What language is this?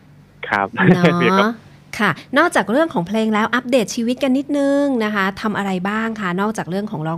Thai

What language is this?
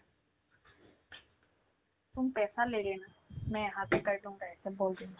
Assamese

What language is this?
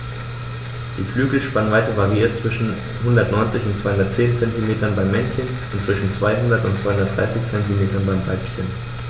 German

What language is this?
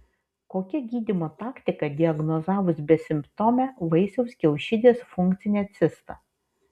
Lithuanian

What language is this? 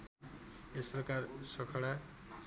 Nepali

